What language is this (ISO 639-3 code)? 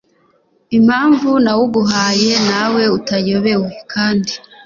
kin